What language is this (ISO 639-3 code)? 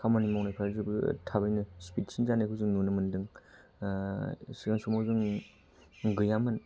brx